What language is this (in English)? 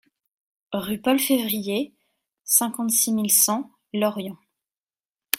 French